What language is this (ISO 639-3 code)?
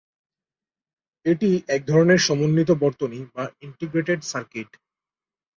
ben